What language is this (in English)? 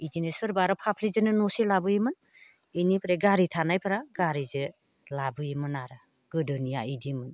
Bodo